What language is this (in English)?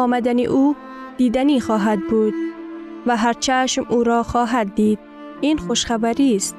Persian